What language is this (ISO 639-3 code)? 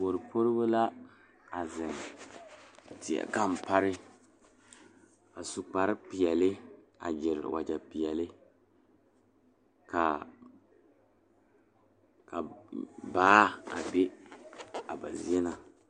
dga